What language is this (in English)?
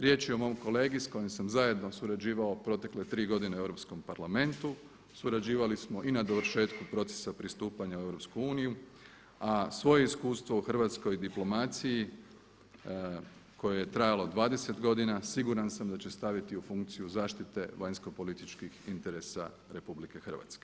Croatian